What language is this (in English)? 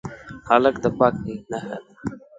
Pashto